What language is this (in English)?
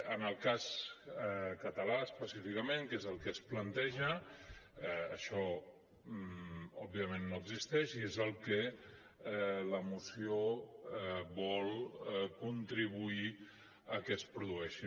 Catalan